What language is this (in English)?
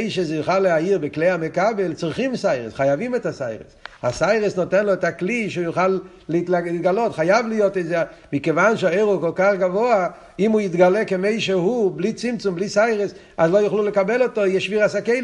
Hebrew